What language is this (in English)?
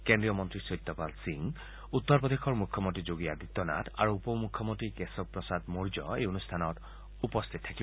Assamese